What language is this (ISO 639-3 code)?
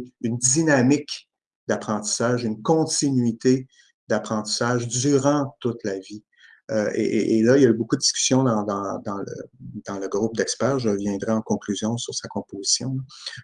fra